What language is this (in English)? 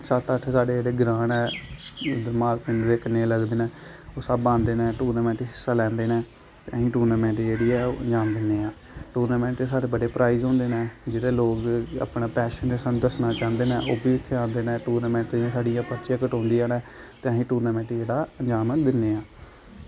Dogri